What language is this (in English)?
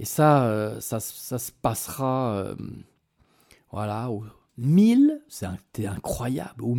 French